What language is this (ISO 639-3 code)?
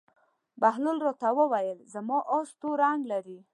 pus